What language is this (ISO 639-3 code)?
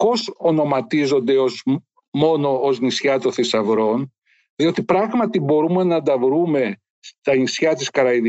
ell